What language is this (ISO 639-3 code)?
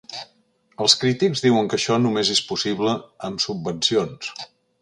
cat